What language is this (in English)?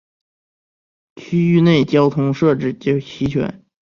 Chinese